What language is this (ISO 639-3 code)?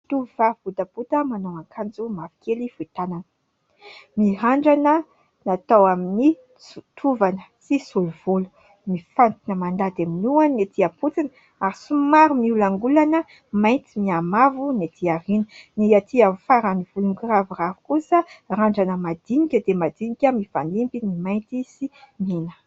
mlg